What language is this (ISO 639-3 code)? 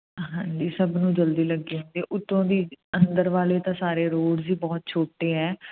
pan